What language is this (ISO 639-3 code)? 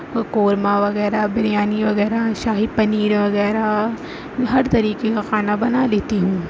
urd